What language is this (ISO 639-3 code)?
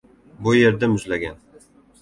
uzb